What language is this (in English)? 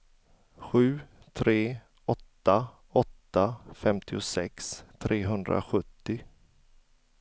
Swedish